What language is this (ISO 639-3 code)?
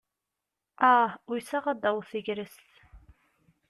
kab